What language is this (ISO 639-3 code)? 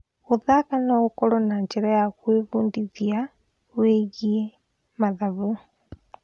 kik